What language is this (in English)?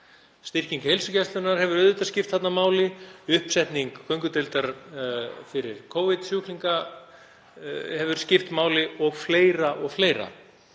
Icelandic